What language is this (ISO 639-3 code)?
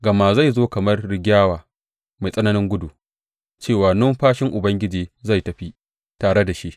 hau